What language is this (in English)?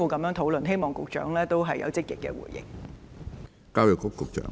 Cantonese